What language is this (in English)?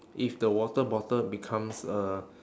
English